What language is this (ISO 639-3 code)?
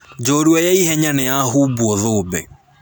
kik